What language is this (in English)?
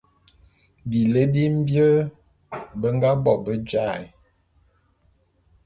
Bulu